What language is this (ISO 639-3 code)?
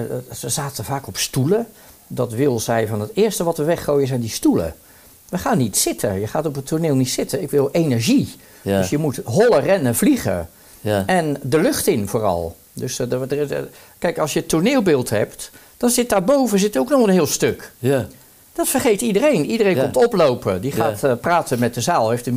nld